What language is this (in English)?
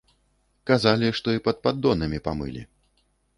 Belarusian